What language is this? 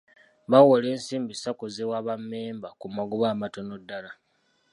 Ganda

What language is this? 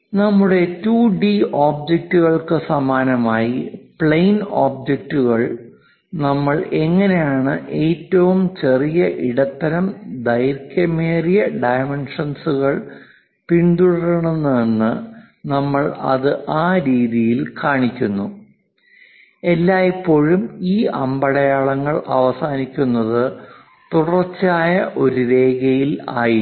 Malayalam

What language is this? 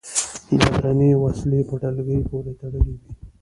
Pashto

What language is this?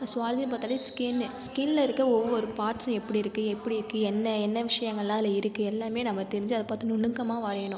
Tamil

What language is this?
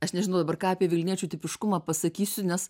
Lithuanian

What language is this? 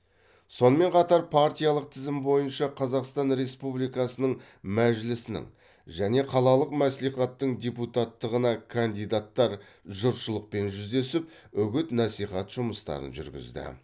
Kazakh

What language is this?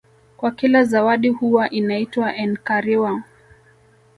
Swahili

